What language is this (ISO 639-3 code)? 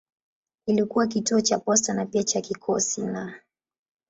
swa